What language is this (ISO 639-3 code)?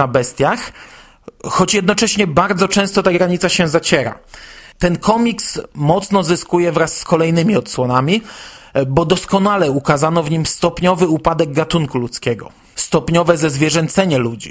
pol